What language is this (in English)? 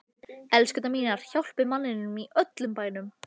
Icelandic